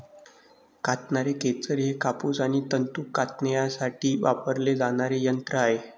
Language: Marathi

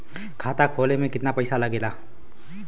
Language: Bhojpuri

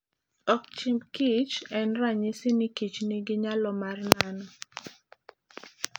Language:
Luo (Kenya and Tanzania)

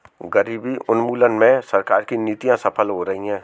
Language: Hindi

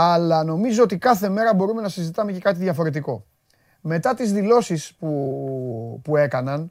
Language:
Greek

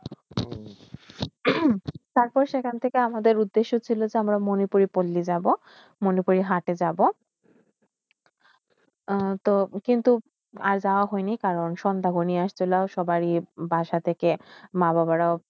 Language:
Bangla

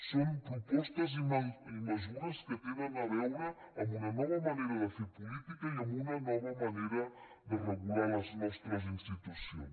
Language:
Catalan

